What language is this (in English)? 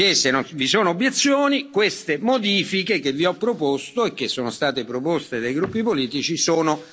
Italian